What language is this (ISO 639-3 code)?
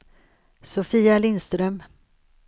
swe